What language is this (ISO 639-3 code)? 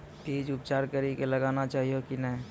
mai